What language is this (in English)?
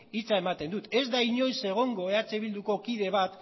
Basque